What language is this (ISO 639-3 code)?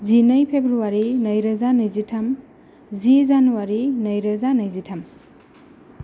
brx